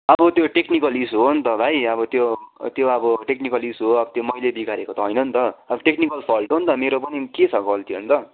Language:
Nepali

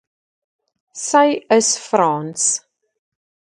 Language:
Afrikaans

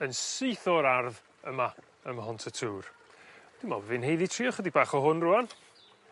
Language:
Welsh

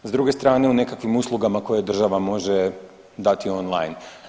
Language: Croatian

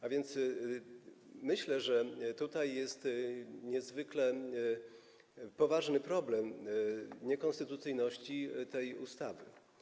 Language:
Polish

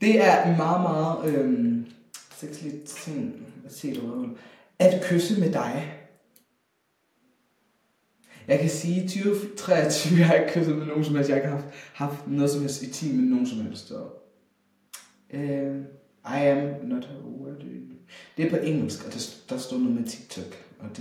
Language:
Danish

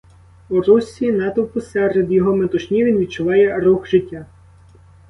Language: Ukrainian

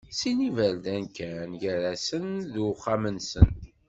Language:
Kabyle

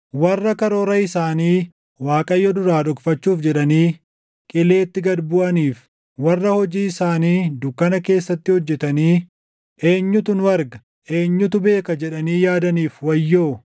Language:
Oromo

